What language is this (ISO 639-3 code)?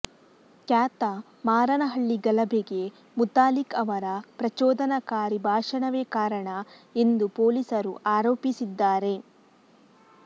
kan